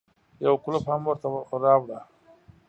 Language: Pashto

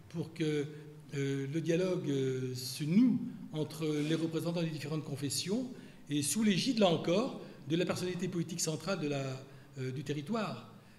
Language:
French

